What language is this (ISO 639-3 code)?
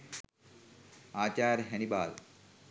sin